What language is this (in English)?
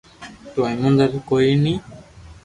Loarki